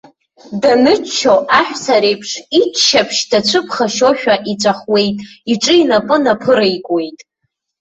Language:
Abkhazian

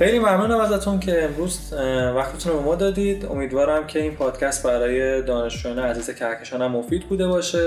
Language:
Persian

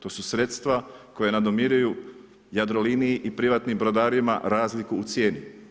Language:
Croatian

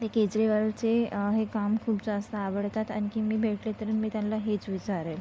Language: Marathi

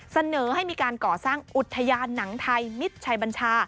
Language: Thai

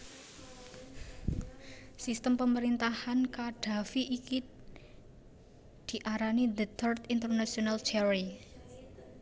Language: Javanese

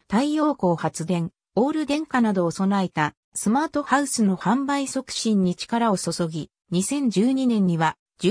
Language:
Japanese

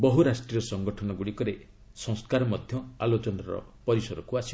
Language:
Odia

